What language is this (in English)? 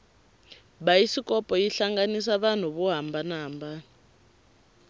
Tsonga